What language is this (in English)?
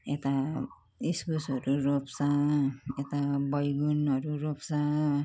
Nepali